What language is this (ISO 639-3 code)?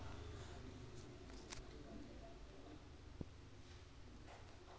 hne